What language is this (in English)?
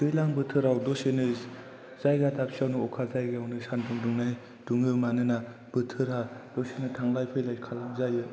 Bodo